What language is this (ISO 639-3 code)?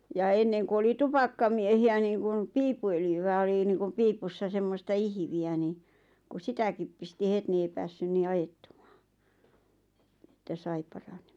fin